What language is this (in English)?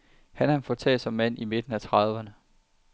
Danish